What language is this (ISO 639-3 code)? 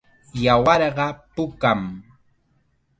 qxa